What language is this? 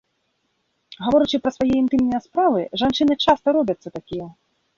Belarusian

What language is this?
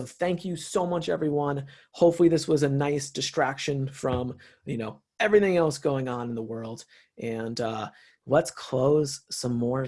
English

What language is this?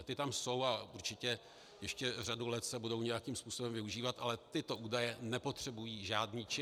Czech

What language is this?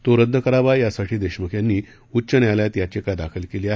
Marathi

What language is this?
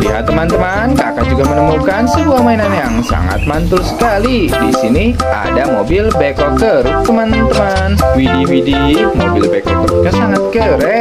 Indonesian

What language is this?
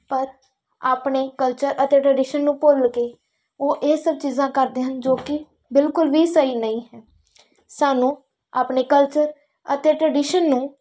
Punjabi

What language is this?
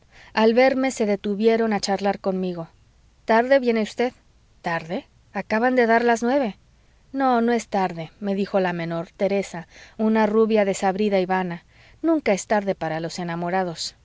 Spanish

